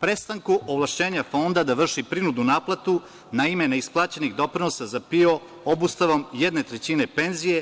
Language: Serbian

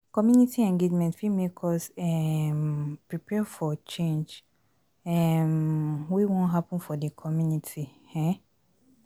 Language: Nigerian Pidgin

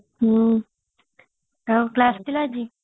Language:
Odia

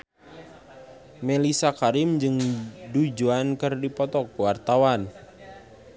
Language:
Sundanese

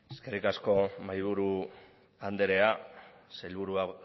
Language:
Basque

